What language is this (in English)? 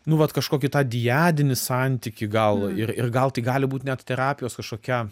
Lithuanian